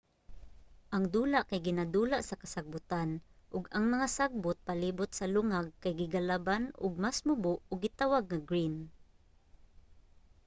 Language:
Cebuano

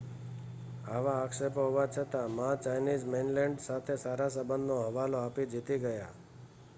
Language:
Gujarati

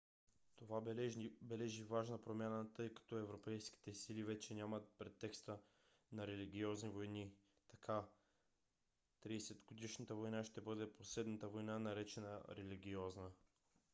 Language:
Bulgarian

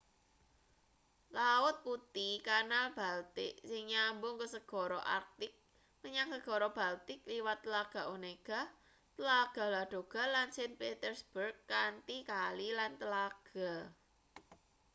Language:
Javanese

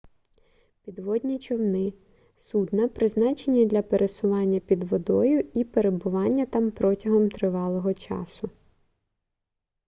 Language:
Ukrainian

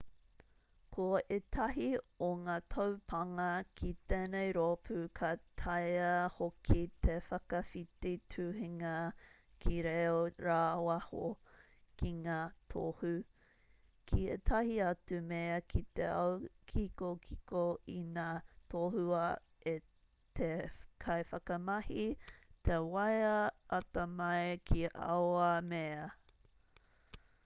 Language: Māori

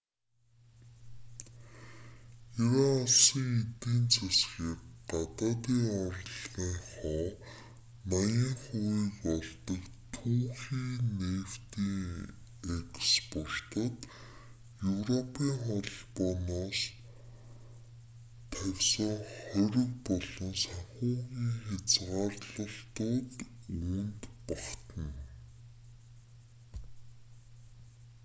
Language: Mongolian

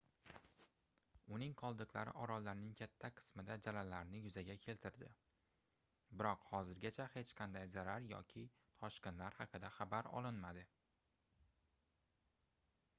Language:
Uzbek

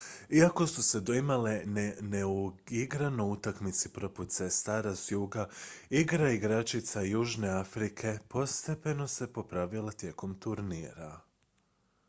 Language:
Croatian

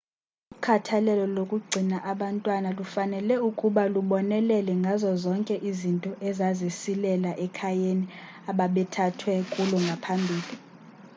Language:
Xhosa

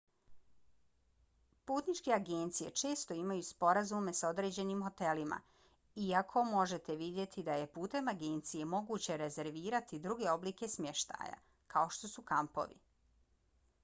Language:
Bosnian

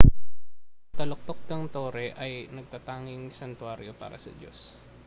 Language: Filipino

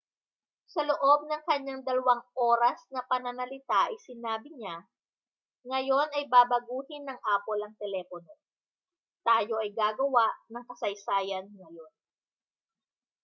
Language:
Filipino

